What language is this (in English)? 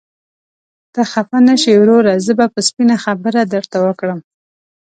Pashto